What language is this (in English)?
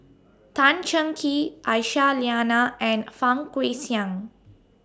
English